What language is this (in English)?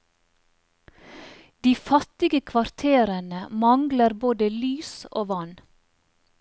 Norwegian